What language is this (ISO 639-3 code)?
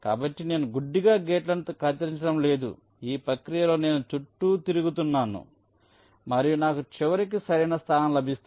tel